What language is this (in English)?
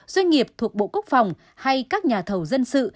Vietnamese